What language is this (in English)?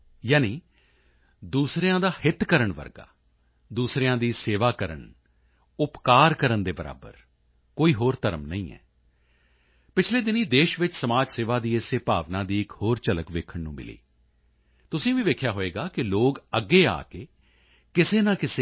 Punjabi